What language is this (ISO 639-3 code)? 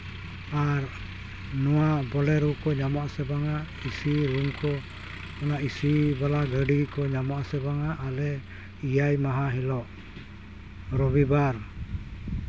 sat